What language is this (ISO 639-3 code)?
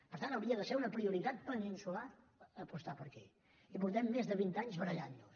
cat